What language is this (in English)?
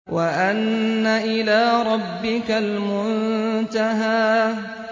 Arabic